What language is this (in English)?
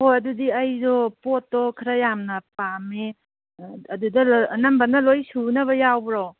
Manipuri